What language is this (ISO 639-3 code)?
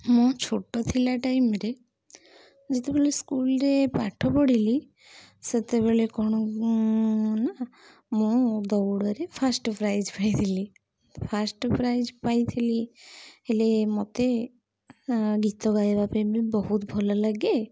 ori